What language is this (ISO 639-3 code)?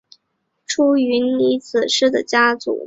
zho